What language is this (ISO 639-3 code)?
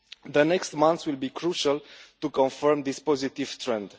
eng